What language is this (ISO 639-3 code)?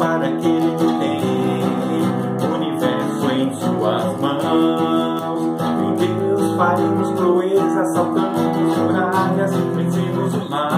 spa